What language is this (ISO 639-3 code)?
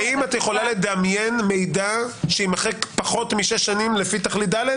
heb